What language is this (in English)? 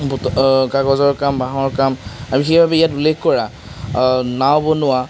Assamese